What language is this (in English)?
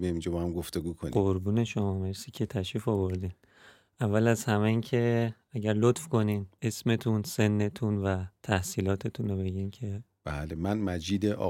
Persian